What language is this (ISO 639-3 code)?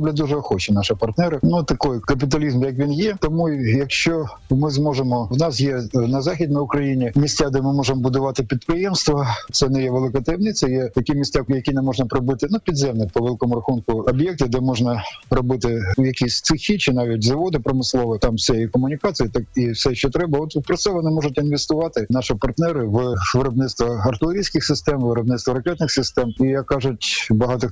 ukr